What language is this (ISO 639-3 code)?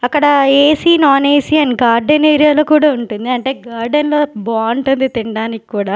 tel